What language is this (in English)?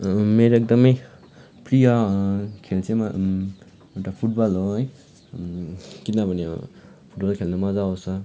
Nepali